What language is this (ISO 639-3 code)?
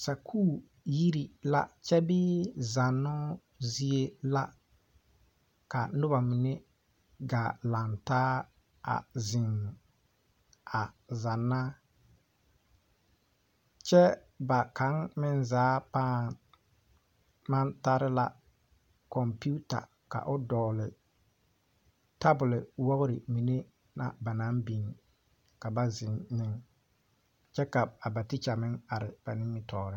dga